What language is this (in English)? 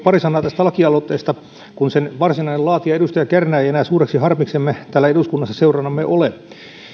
Finnish